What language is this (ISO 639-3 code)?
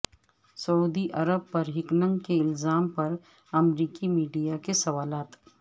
urd